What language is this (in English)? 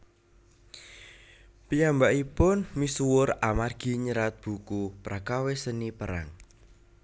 Javanese